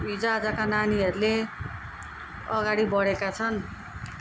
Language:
Nepali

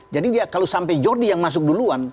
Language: Indonesian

